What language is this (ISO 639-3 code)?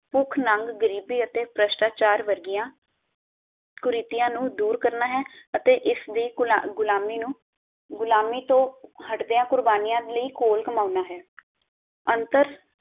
pan